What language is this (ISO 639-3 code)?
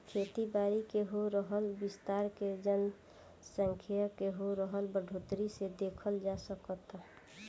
bho